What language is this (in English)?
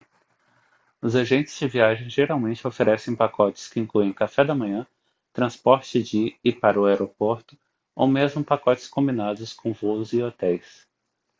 Portuguese